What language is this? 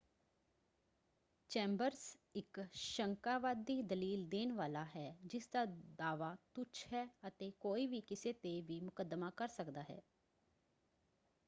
Punjabi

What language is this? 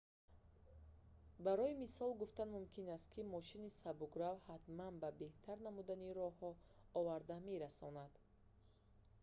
Tajik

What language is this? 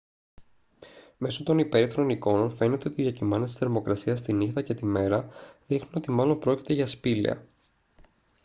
Greek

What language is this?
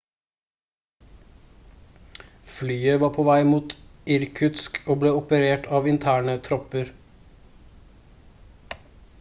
Norwegian Bokmål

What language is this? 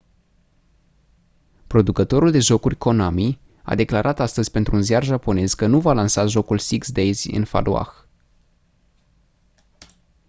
Romanian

